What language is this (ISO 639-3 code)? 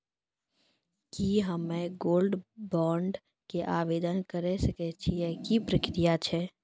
mai